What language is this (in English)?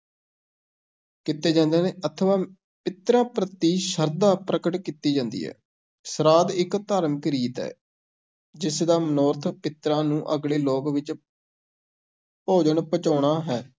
Punjabi